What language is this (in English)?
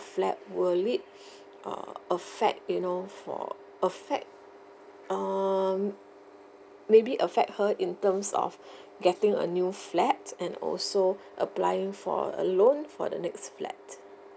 English